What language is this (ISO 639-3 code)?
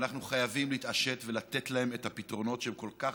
heb